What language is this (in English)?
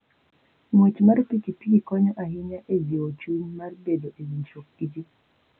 Luo (Kenya and Tanzania)